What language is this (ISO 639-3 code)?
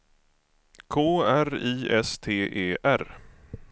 swe